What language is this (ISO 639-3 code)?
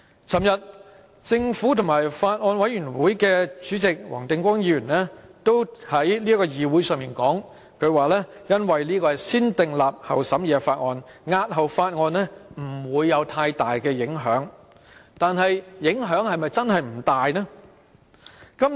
yue